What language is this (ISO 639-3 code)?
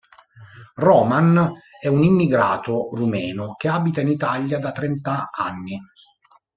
ita